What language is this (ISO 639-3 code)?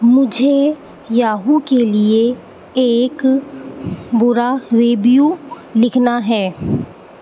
urd